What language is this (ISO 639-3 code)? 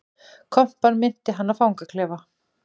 isl